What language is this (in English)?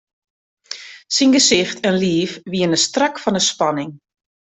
Western Frisian